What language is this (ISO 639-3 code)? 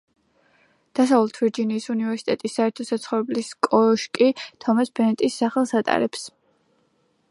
kat